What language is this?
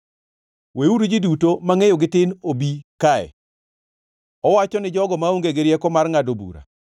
Luo (Kenya and Tanzania)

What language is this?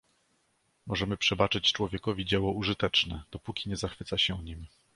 Polish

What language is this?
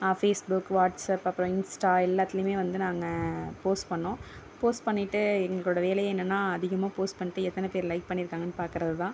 Tamil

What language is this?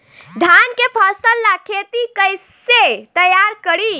Bhojpuri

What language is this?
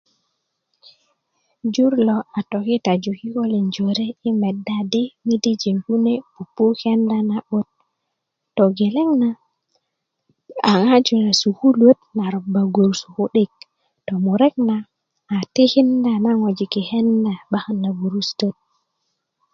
Kuku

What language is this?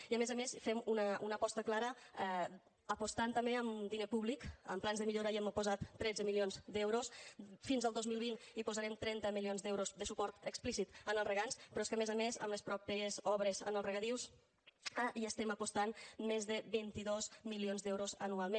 Catalan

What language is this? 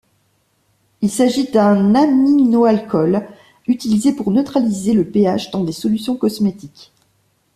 French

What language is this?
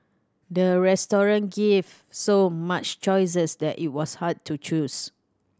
English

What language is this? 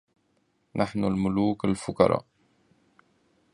Arabic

